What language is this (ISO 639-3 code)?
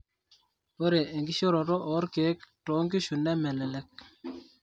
mas